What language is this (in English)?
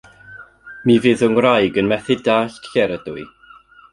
Welsh